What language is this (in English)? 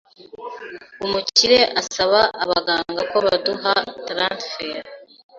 Kinyarwanda